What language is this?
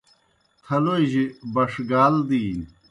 Kohistani Shina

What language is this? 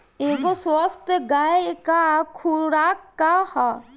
Bhojpuri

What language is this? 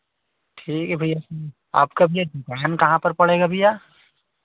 Hindi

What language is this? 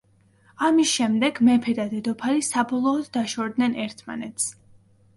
Georgian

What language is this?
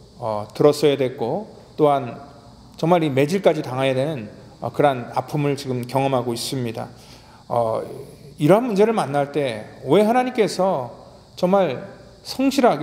Korean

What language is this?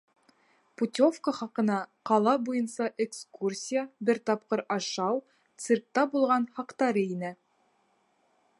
Bashkir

